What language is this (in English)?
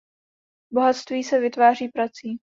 Czech